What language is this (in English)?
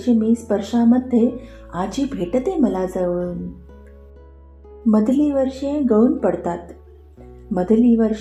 Marathi